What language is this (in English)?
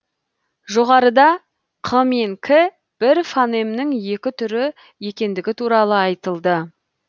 Kazakh